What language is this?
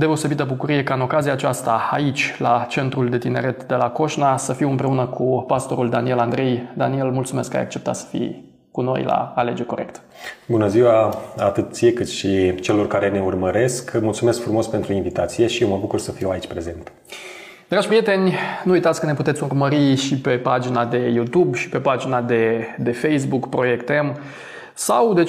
Romanian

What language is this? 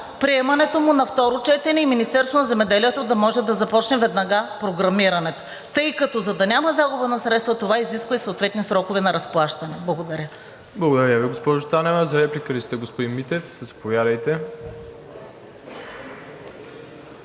Bulgarian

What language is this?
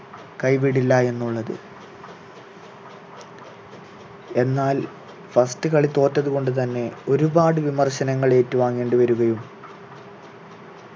Malayalam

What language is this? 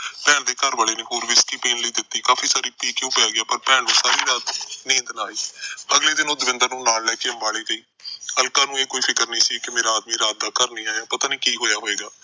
Punjabi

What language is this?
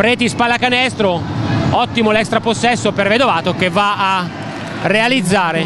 Italian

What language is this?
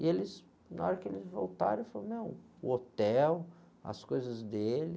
Portuguese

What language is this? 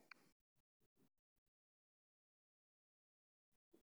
Somali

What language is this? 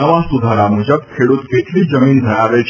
Gujarati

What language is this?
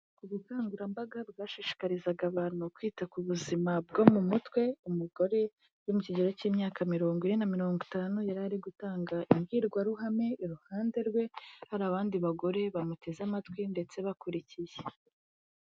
Kinyarwanda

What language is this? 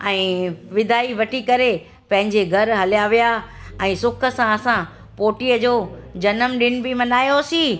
Sindhi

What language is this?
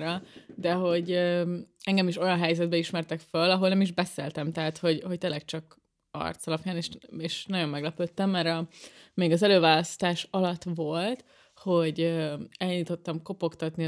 Hungarian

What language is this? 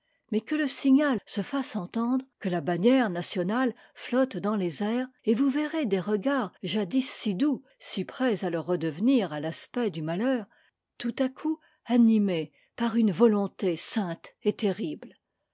French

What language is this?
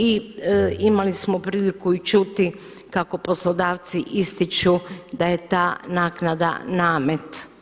Croatian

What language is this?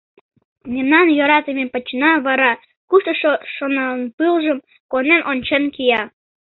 Mari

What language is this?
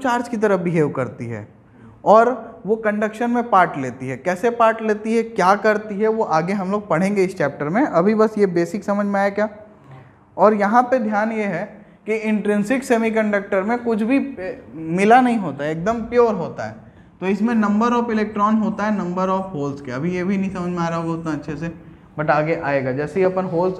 Hindi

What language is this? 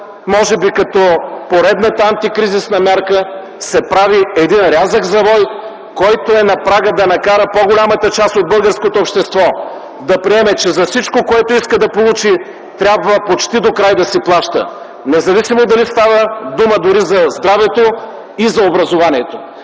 Bulgarian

